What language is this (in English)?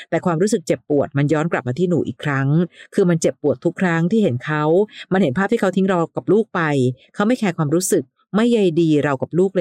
Thai